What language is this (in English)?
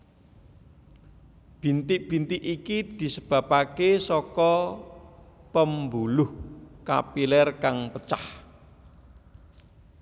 Javanese